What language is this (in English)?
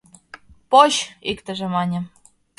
Mari